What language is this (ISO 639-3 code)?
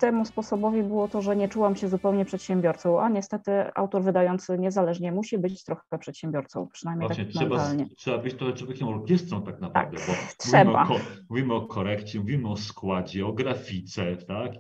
pol